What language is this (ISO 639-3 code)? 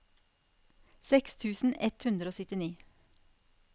nor